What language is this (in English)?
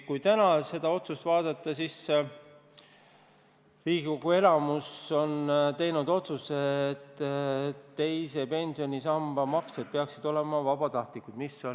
Estonian